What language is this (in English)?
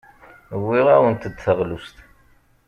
Kabyle